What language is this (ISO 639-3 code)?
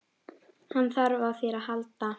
isl